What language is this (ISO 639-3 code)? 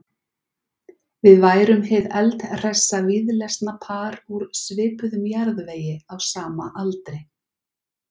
isl